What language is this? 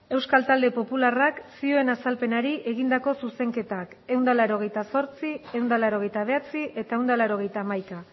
Basque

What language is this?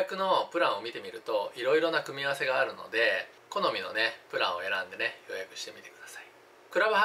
Japanese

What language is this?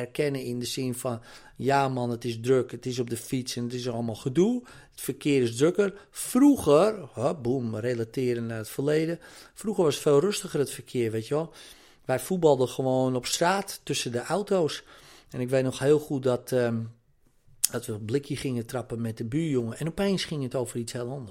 Dutch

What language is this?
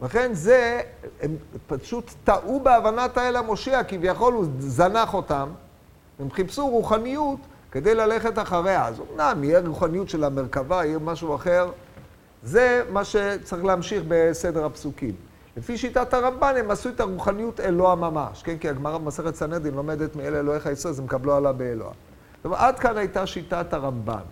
Hebrew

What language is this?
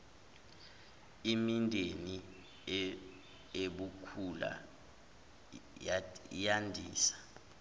Zulu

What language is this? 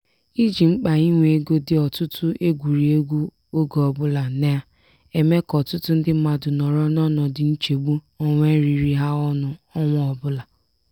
Igbo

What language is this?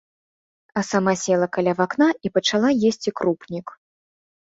Belarusian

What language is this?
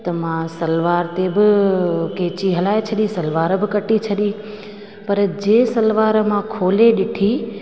Sindhi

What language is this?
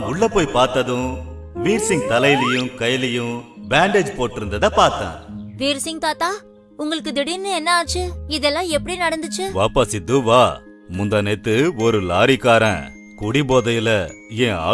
Tamil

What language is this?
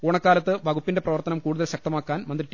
Malayalam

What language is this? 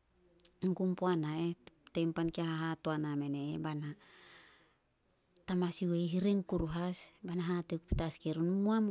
Solos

